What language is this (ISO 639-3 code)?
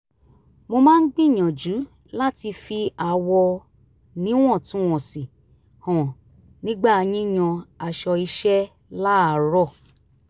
yor